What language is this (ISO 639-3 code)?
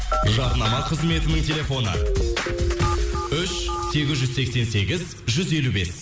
kaz